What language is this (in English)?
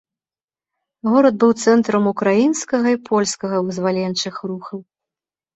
Belarusian